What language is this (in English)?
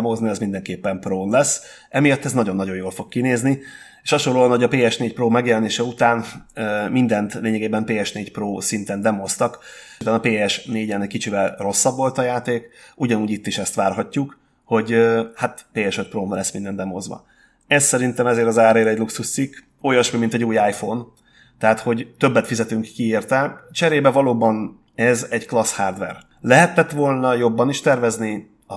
Hungarian